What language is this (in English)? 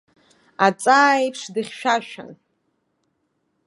Abkhazian